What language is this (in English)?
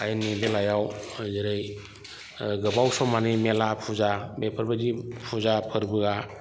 Bodo